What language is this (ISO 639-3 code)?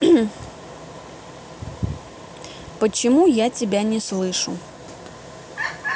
rus